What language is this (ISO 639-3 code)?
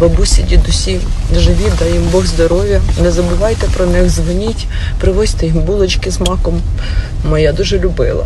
ukr